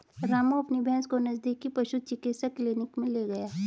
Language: Hindi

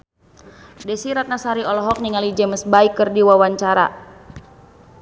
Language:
Sundanese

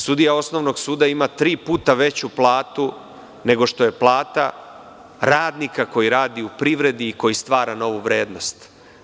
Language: Serbian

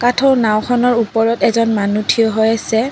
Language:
Assamese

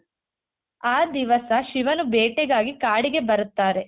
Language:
Kannada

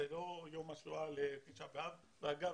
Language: Hebrew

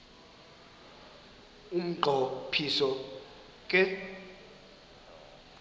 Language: Xhosa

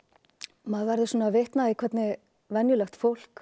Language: Icelandic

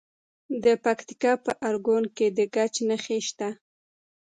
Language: Pashto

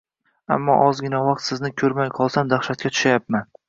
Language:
Uzbek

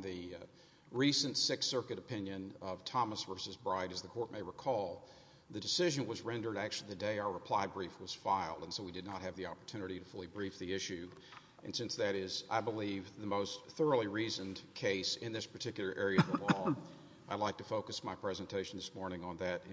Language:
English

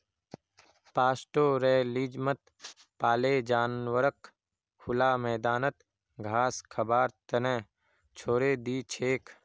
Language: Magahi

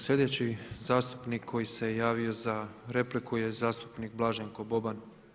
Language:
Croatian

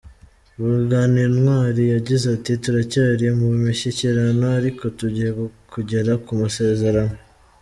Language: Kinyarwanda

